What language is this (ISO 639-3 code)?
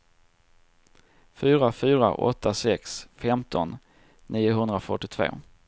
swe